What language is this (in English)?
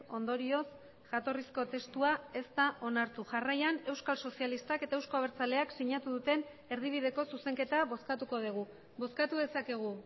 Basque